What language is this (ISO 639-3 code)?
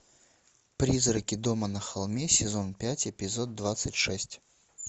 rus